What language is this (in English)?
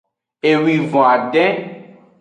Aja (Benin)